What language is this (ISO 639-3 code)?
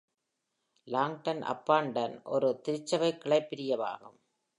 tam